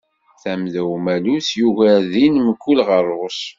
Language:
Kabyle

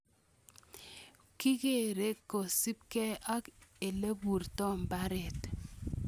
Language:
Kalenjin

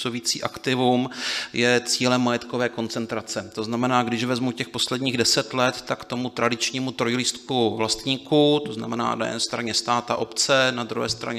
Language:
Czech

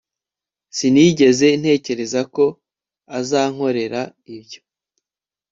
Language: Kinyarwanda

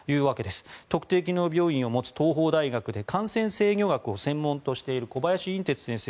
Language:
Japanese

